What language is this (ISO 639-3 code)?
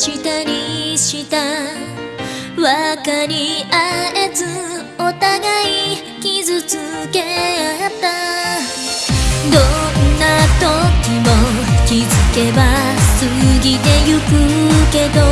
kor